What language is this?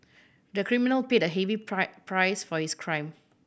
English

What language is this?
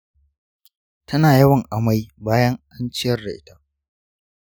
Hausa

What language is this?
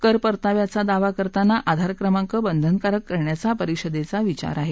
Marathi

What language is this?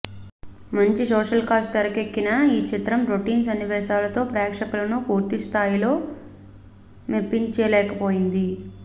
Telugu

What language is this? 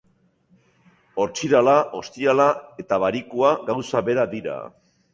Basque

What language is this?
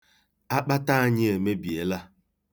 Igbo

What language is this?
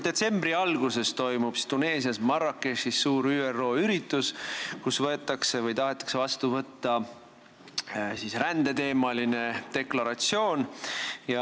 Estonian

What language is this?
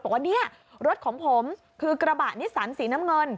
Thai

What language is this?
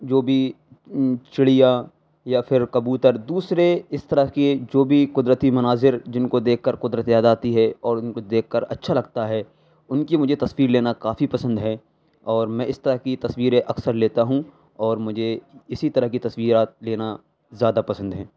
Urdu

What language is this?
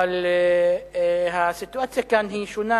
Hebrew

